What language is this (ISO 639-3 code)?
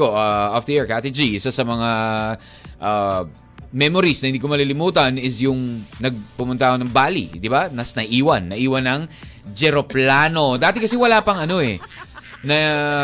fil